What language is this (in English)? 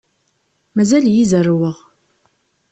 Kabyle